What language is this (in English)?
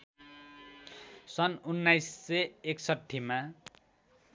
Nepali